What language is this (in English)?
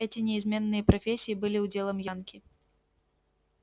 Russian